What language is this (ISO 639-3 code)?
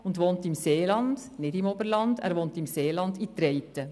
gsw